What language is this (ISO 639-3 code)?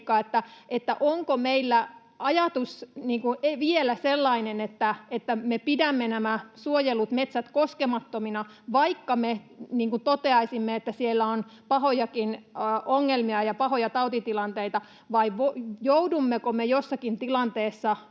fin